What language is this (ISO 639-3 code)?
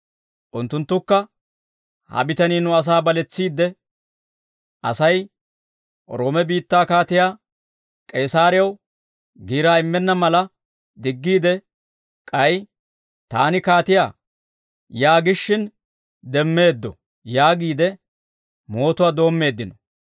dwr